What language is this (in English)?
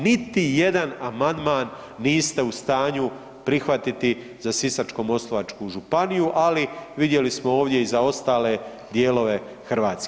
Croatian